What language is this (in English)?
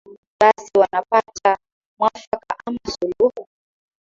Swahili